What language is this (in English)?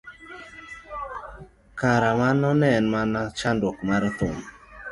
Luo (Kenya and Tanzania)